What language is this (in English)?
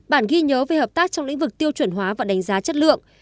Vietnamese